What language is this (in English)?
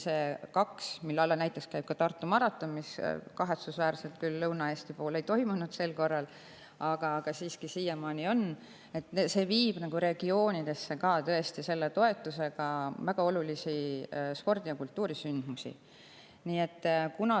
Estonian